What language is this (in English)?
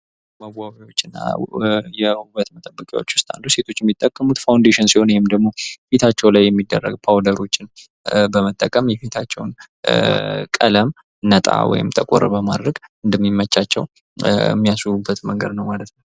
Amharic